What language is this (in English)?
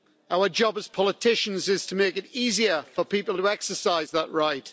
English